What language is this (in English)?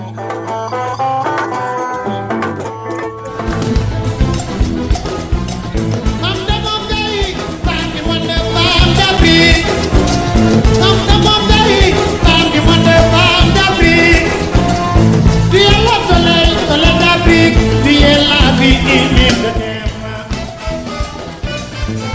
Fula